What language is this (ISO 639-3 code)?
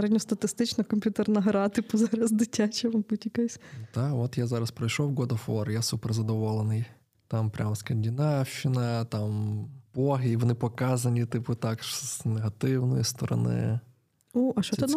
ukr